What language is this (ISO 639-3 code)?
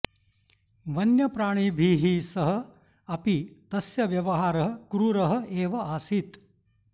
san